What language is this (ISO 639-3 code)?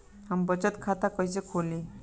bho